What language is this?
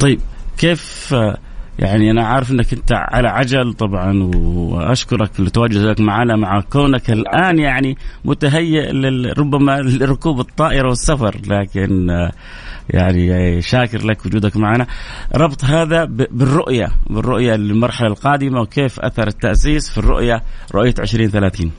Arabic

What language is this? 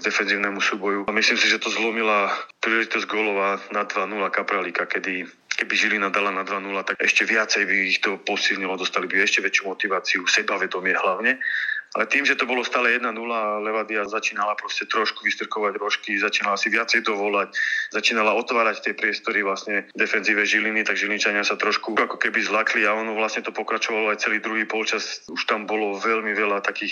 Slovak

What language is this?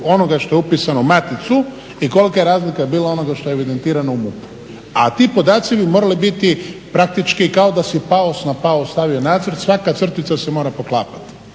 Croatian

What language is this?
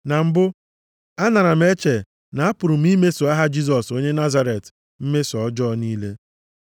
Igbo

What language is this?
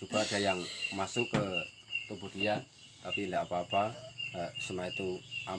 Indonesian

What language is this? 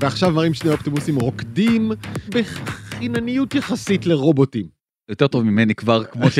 Hebrew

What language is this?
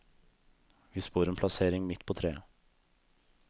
Norwegian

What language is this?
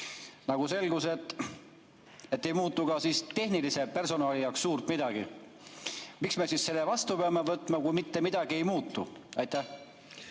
Estonian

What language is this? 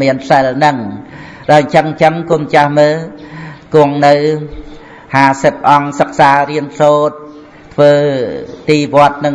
Vietnamese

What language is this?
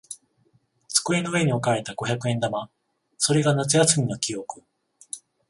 Japanese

